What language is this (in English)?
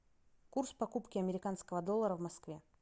Russian